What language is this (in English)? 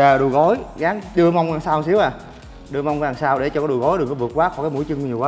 Vietnamese